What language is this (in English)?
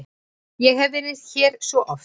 Icelandic